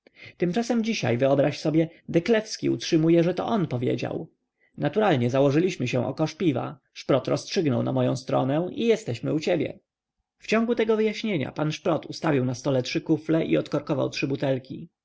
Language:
Polish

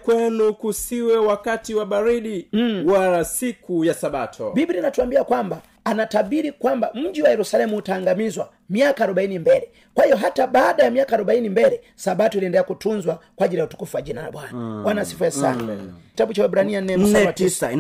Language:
Swahili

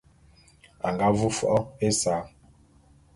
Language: Bulu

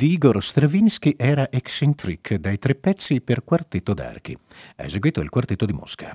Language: Italian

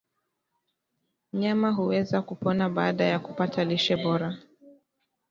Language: Swahili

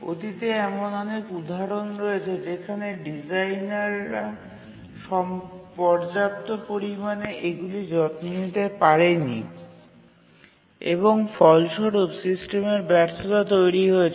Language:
Bangla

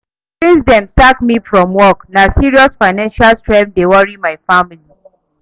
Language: Nigerian Pidgin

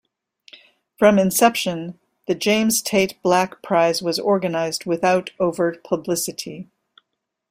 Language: English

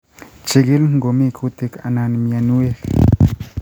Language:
Kalenjin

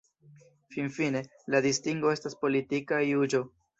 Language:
Esperanto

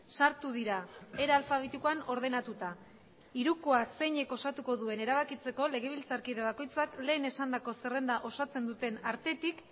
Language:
Basque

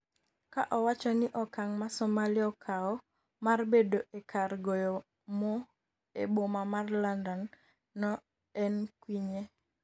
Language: Luo (Kenya and Tanzania)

